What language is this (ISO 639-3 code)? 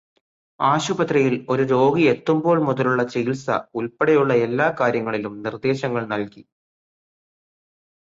mal